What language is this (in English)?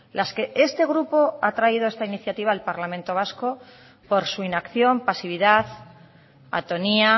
Spanish